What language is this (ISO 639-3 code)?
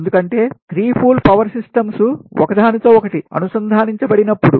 tel